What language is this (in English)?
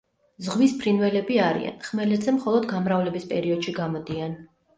Georgian